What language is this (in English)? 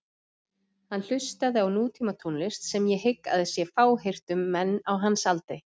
Icelandic